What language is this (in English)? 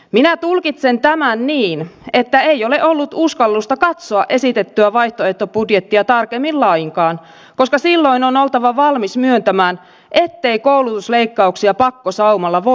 Finnish